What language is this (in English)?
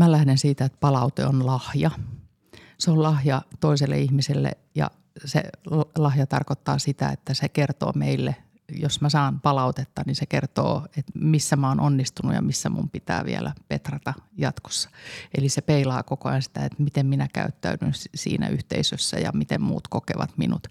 Finnish